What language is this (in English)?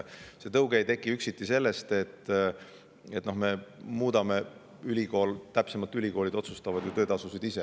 Estonian